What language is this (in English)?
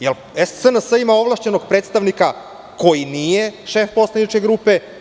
Serbian